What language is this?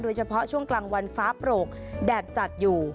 Thai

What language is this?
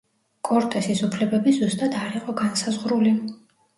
Georgian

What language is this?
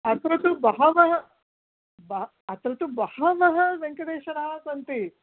Sanskrit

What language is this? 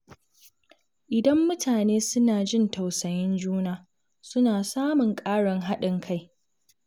Hausa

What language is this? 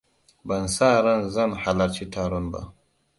Hausa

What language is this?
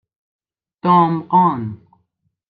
Persian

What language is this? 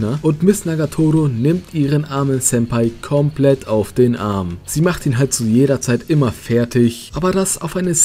German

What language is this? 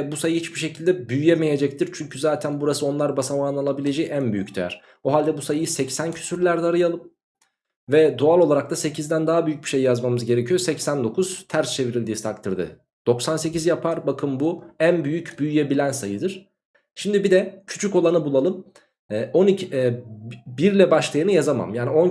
Turkish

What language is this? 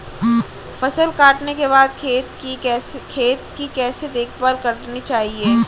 Hindi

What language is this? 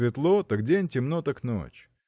Russian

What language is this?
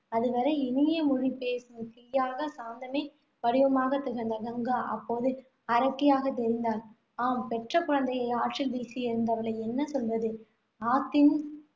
Tamil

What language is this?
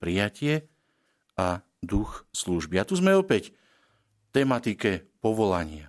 Slovak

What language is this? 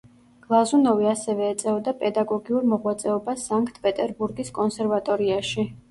Georgian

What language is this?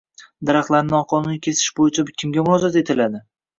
Uzbek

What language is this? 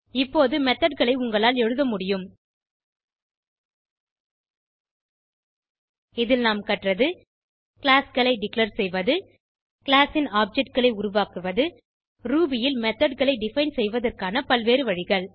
Tamil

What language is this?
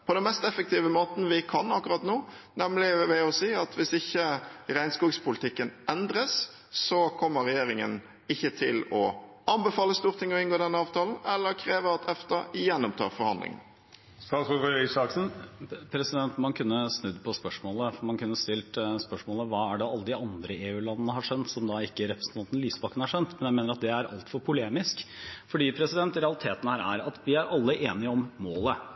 Norwegian Bokmål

